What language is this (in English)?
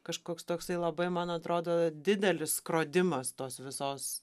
Lithuanian